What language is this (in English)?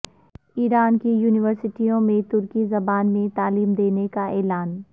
Urdu